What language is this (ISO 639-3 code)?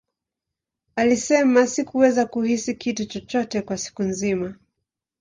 swa